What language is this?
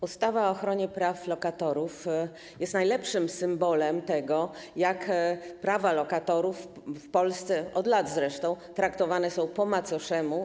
Polish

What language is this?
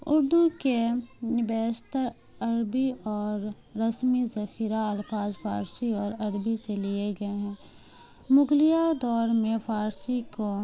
Urdu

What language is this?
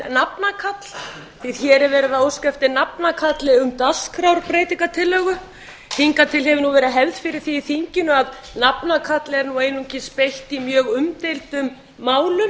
Icelandic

